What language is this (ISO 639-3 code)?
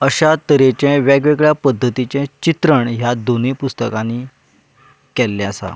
kok